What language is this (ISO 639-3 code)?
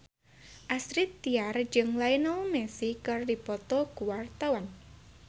sun